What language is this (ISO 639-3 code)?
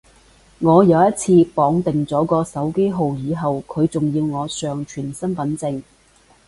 yue